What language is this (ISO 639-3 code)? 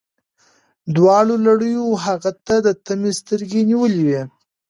pus